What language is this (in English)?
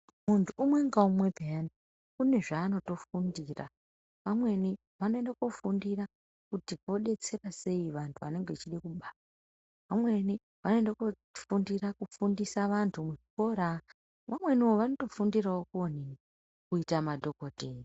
Ndau